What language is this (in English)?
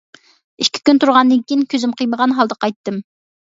Uyghur